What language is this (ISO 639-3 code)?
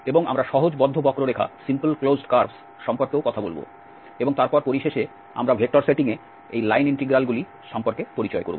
ben